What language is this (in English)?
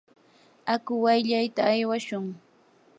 Yanahuanca Pasco Quechua